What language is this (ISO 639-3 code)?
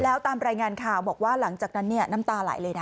tha